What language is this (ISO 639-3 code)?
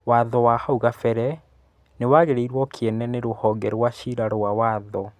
kik